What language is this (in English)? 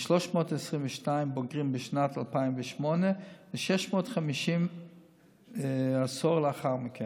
Hebrew